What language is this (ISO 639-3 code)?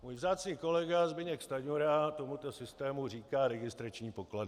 ces